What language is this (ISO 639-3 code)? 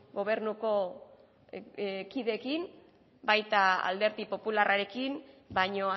eus